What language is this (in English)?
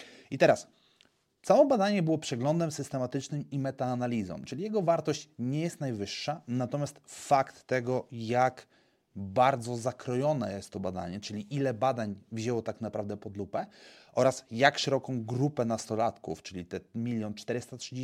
Polish